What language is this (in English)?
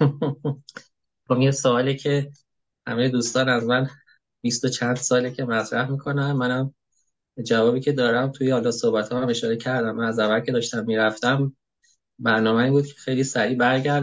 Persian